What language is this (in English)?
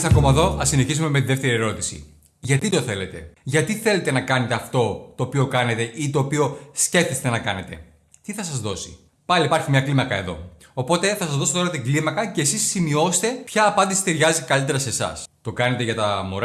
Greek